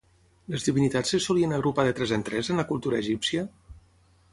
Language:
Catalan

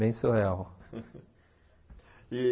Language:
Portuguese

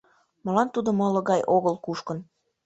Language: Mari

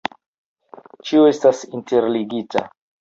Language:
Esperanto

